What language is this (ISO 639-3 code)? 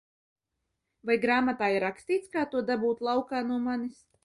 lav